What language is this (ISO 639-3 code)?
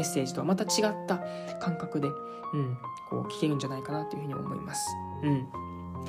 jpn